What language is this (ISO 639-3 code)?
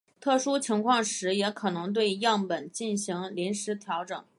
zho